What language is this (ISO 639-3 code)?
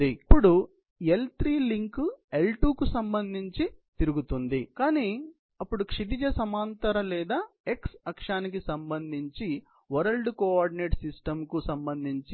tel